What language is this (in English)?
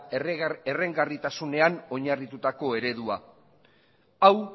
Basque